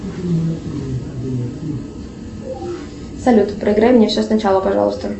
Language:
Russian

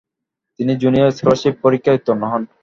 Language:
Bangla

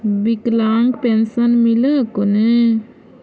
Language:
Magahi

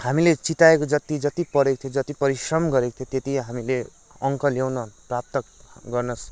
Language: Nepali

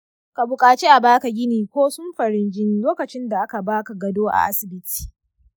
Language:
Hausa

